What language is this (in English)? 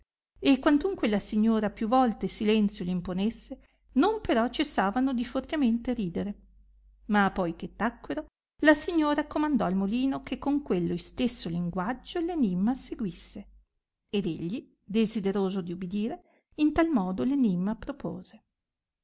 Italian